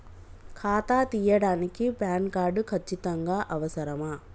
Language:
Telugu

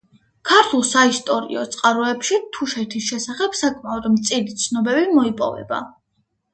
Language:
Georgian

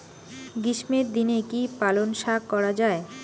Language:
Bangla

